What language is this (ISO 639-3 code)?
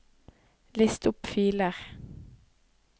nor